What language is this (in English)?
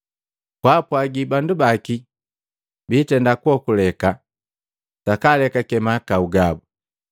Matengo